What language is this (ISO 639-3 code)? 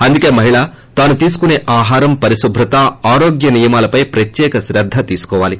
tel